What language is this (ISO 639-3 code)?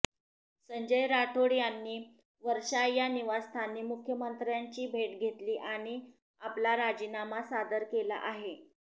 mar